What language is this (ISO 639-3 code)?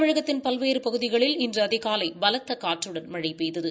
tam